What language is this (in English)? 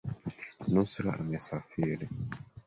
Swahili